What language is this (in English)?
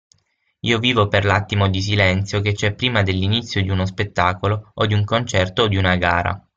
Italian